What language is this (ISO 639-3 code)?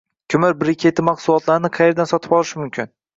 uzb